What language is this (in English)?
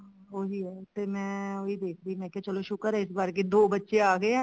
Punjabi